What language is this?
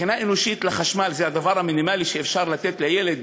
Hebrew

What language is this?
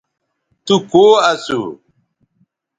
Bateri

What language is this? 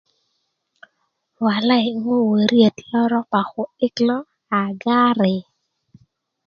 Kuku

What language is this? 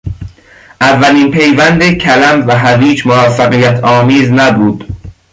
Persian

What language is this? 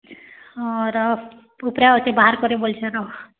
Odia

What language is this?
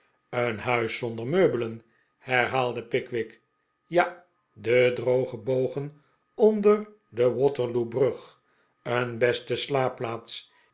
Dutch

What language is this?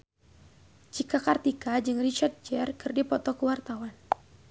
Sundanese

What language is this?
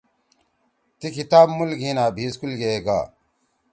Torwali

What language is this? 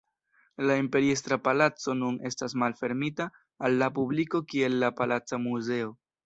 Esperanto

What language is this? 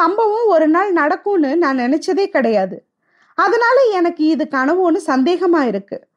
Tamil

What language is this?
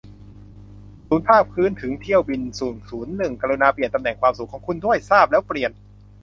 Thai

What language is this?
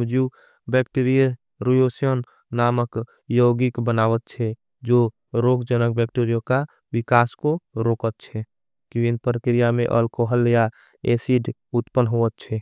Angika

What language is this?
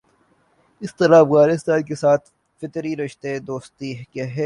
Urdu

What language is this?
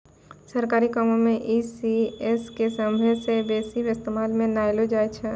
Maithili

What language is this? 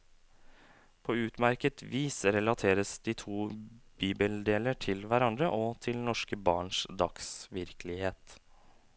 Norwegian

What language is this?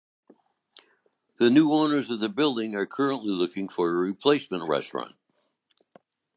English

